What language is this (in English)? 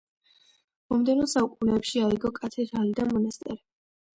Georgian